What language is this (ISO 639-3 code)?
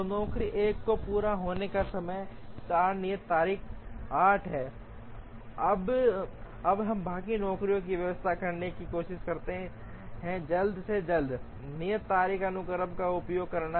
hin